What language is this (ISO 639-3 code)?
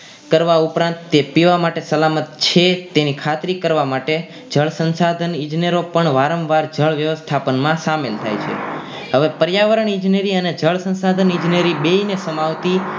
guj